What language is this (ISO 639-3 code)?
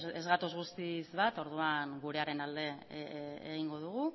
eus